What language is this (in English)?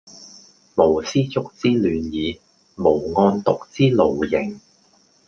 Cantonese